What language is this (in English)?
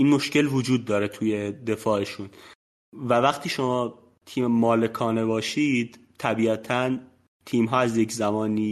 Persian